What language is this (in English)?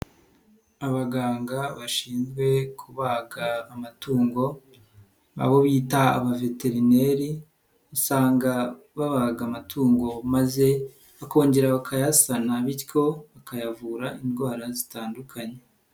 Kinyarwanda